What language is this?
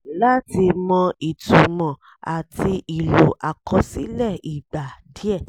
Yoruba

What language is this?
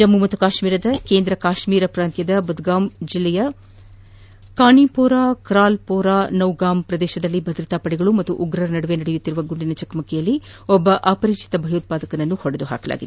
Kannada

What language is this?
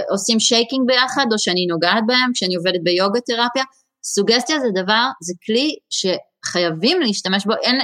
Hebrew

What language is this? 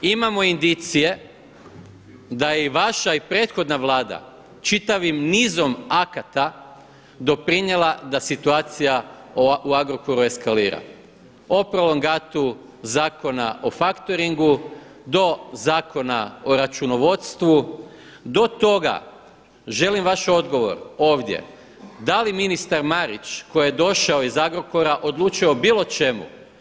Croatian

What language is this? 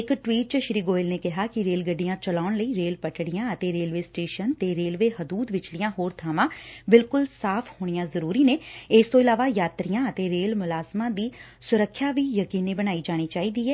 Punjabi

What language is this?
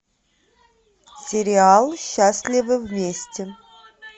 Russian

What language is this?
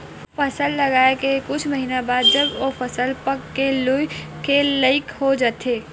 Chhattisgarhi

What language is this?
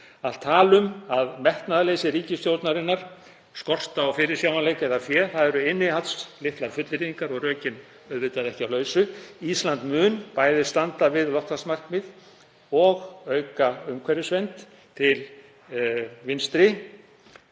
Icelandic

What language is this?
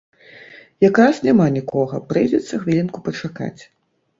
Belarusian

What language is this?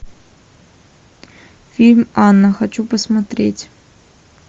Russian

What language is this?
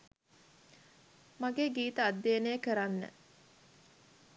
Sinhala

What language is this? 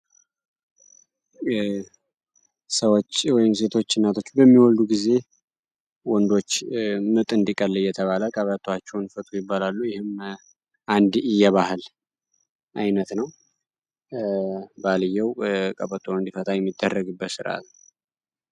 Amharic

